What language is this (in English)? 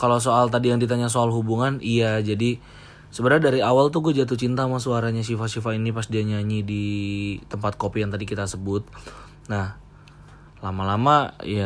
Indonesian